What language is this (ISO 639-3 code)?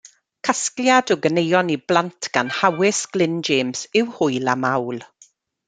cym